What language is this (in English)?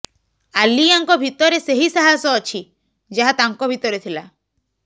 Odia